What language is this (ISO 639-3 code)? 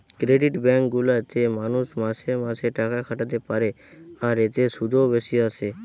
ben